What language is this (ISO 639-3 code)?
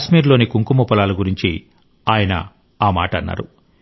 tel